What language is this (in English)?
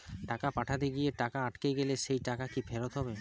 Bangla